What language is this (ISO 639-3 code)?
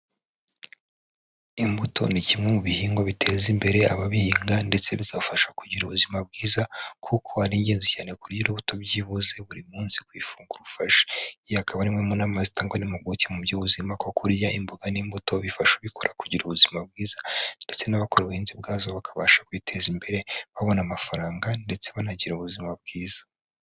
kin